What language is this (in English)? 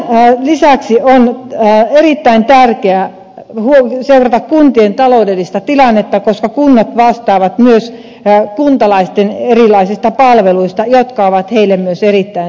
Finnish